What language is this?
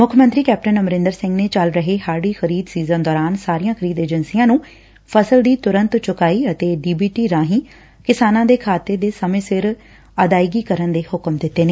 Punjabi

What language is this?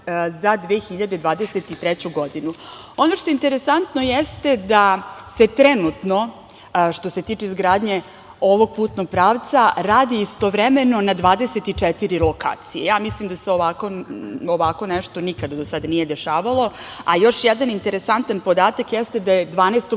Serbian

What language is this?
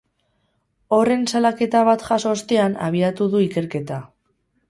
Basque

